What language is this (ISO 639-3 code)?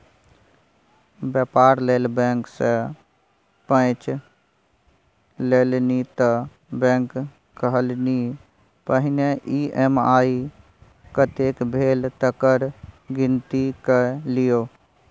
mai